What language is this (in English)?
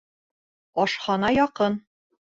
Bashkir